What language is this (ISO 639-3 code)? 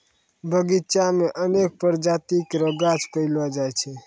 mai